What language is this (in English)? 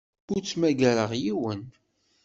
Kabyle